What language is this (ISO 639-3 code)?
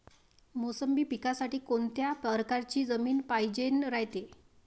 mar